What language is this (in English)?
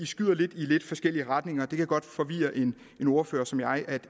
Danish